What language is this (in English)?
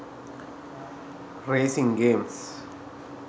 Sinhala